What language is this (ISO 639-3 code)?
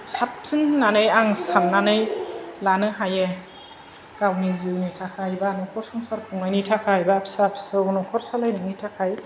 brx